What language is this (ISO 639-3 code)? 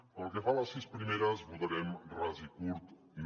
cat